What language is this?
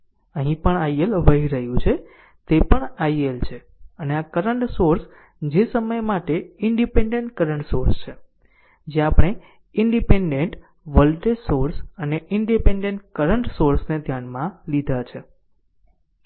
Gujarati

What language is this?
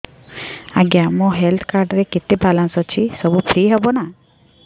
Odia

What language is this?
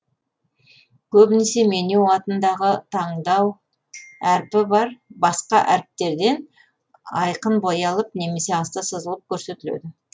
Kazakh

